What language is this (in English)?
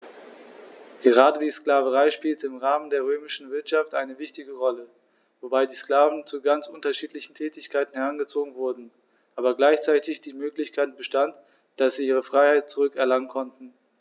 German